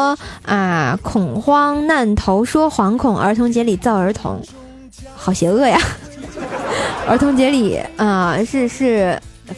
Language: Chinese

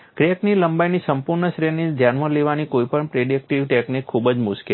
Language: Gujarati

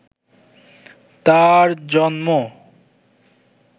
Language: Bangla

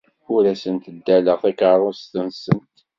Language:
Kabyle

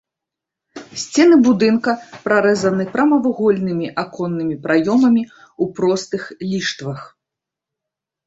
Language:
Belarusian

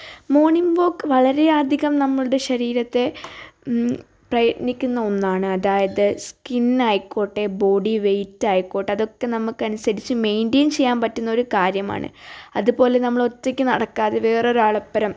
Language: Malayalam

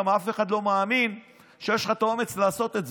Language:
Hebrew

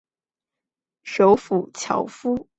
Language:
Chinese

